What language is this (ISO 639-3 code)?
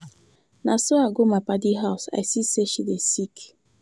pcm